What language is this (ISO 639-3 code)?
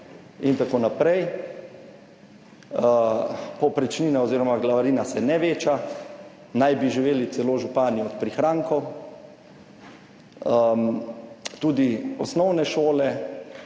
slv